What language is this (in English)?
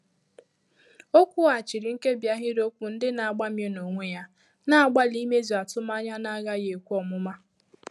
Igbo